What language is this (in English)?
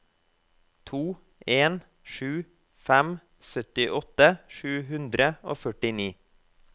Norwegian